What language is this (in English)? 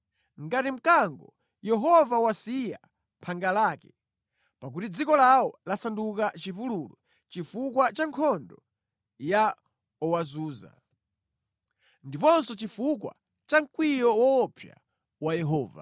Nyanja